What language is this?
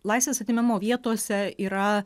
Lithuanian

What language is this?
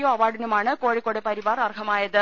Malayalam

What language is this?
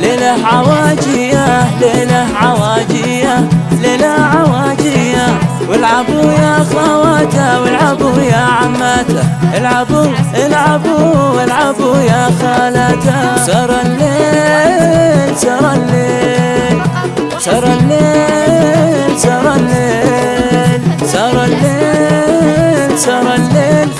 Arabic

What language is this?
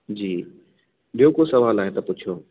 Sindhi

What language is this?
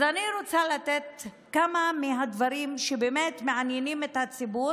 Hebrew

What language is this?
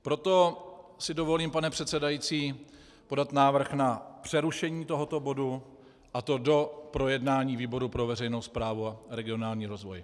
Czech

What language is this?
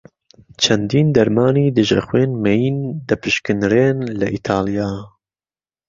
Central Kurdish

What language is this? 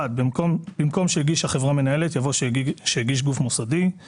Hebrew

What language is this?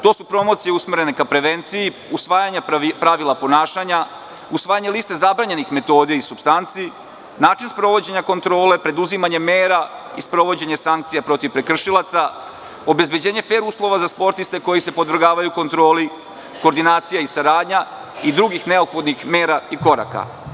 Serbian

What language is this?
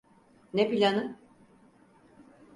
Turkish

